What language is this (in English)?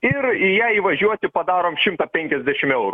Lithuanian